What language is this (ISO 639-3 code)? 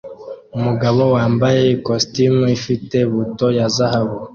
kin